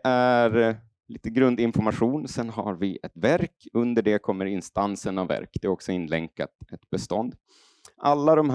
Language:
Swedish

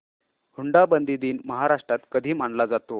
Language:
Marathi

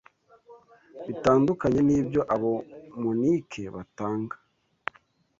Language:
Kinyarwanda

